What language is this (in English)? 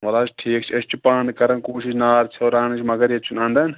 Kashmiri